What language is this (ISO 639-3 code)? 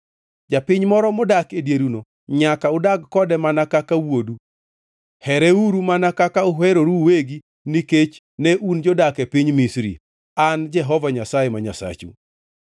luo